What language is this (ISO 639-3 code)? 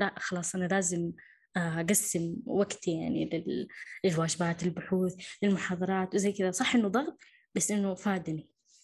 ara